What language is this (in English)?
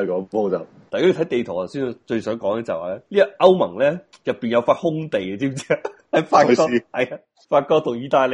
Chinese